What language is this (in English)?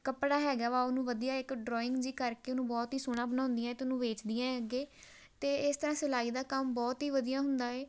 Punjabi